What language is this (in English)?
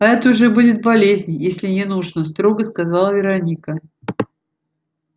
Russian